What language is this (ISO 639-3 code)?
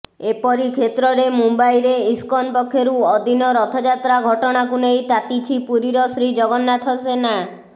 ori